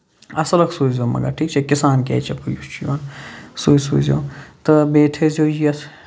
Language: Kashmiri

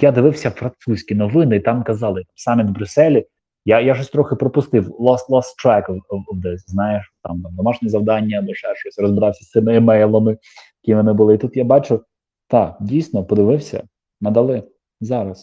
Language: Ukrainian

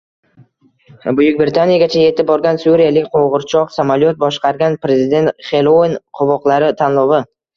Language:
Uzbek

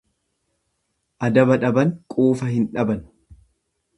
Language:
Oromo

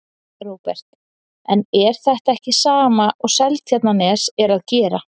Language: Icelandic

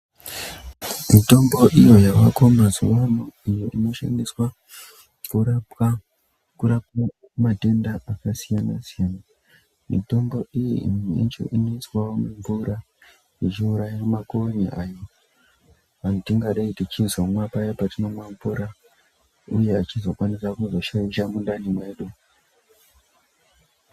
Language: Ndau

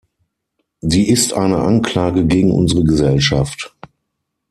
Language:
German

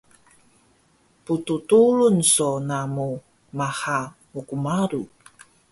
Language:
Taroko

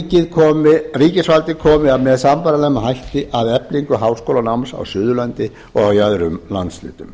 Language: Icelandic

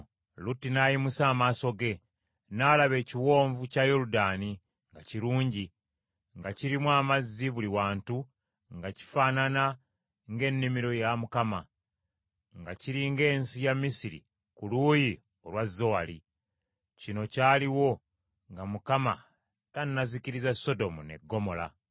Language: Ganda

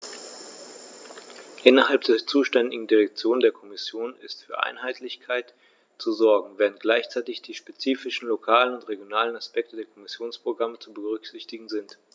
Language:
German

